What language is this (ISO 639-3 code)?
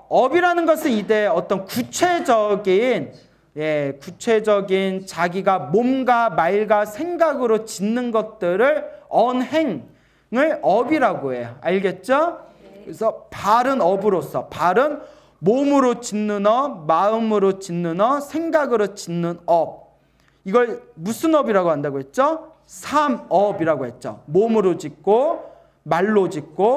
kor